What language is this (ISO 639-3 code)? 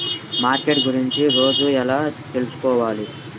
tel